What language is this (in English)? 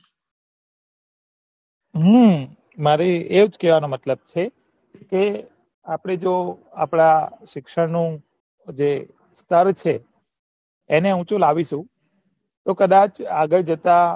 Gujarati